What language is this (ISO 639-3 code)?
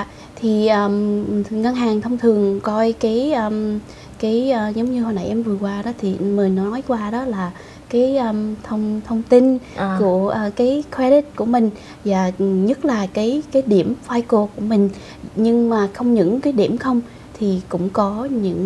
vie